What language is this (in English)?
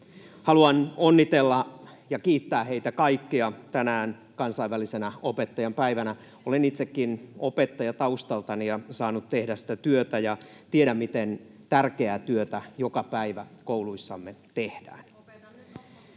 Finnish